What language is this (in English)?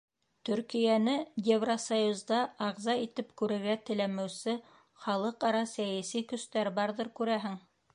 Bashkir